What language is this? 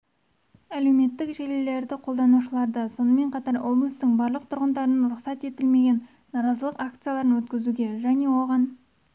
Kazakh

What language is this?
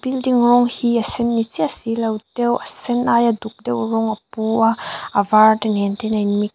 Mizo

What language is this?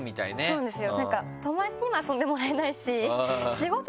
Japanese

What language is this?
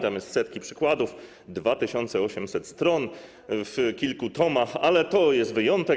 Polish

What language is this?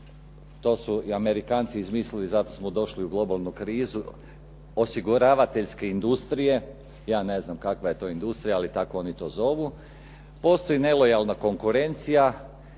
Croatian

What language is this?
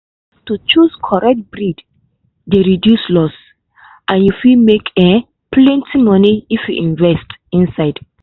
Nigerian Pidgin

